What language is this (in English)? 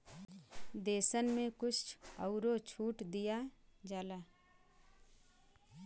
Bhojpuri